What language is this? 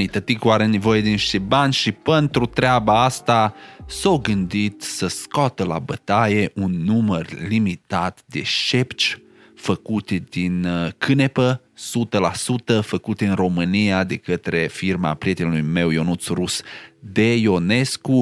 Romanian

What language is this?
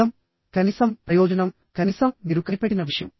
Telugu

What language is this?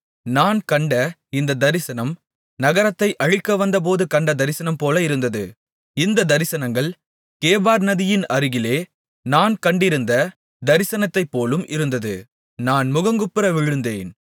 Tamil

